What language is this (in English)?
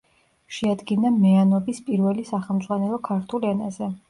Georgian